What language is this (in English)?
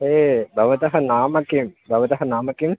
Sanskrit